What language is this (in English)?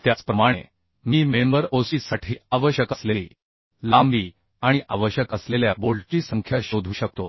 Marathi